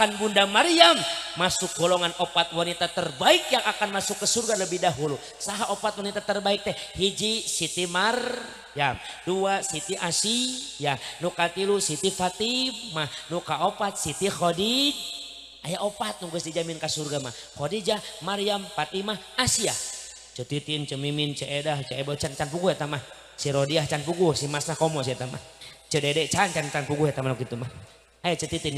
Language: Indonesian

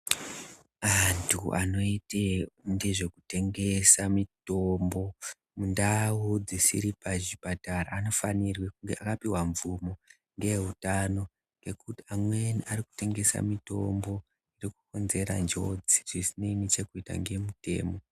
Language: Ndau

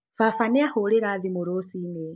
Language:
Kikuyu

